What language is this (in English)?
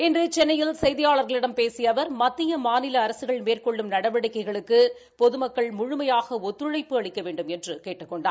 Tamil